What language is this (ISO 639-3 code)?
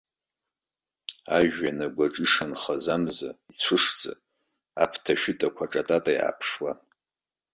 abk